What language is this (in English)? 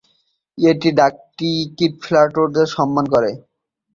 Bangla